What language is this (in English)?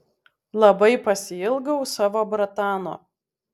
Lithuanian